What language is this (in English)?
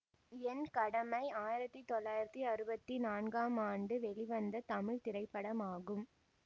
Tamil